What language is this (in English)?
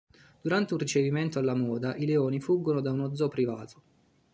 Italian